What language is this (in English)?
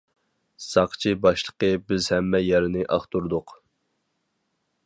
Uyghur